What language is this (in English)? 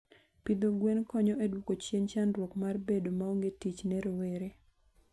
Luo (Kenya and Tanzania)